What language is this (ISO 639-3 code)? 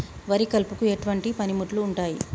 tel